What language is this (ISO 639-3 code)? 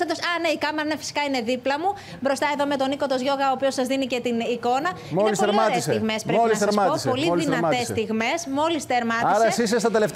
ell